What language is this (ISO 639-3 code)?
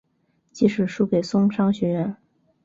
zho